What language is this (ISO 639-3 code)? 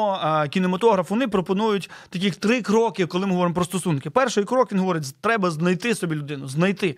ukr